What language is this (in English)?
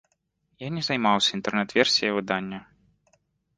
Belarusian